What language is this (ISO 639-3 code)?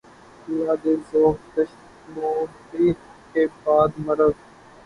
urd